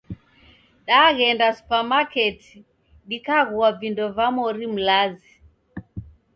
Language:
Taita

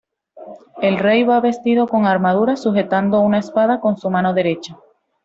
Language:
Spanish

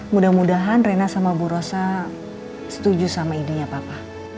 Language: Indonesian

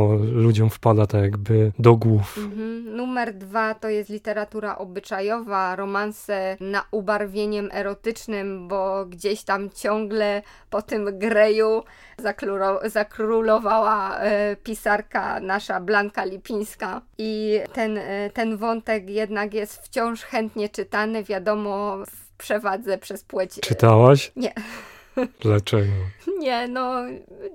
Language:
Polish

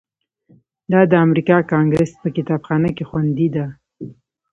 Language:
Pashto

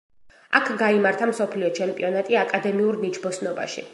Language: Georgian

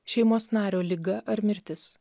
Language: Lithuanian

